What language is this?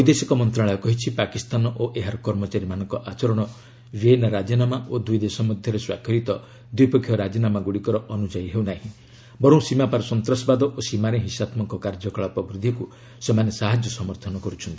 Odia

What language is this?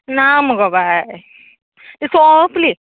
Konkani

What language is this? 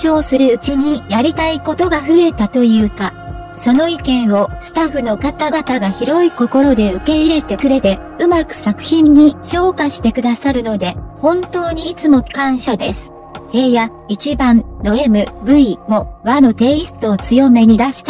Japanese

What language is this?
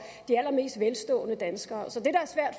Danish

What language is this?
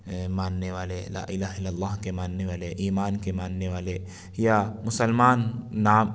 Urdu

